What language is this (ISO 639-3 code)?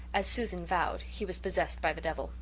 eng